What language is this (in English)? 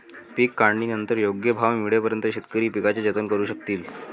Marathi